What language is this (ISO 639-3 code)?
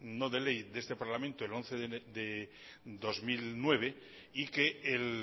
spa